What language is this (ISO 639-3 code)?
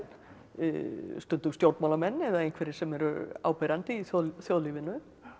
isl